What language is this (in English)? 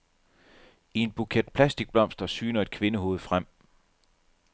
Danish